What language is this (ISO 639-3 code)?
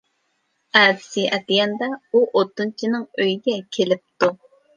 uig